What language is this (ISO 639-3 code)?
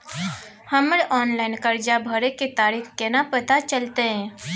mai